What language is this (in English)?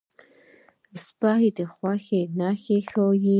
Pashto